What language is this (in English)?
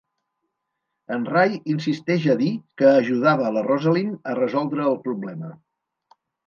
Catalan